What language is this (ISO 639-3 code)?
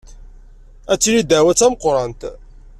kab